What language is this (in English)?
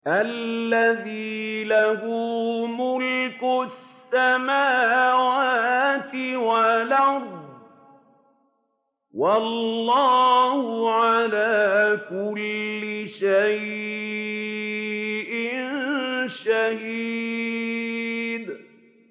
Arabic